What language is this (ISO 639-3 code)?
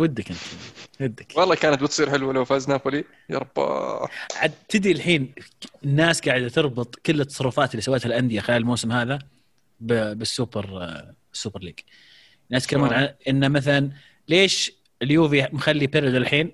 ara